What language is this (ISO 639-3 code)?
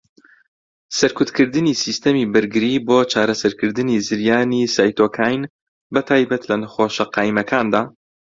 ckb